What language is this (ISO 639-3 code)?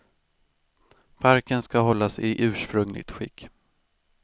swe